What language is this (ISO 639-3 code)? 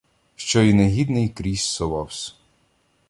ukr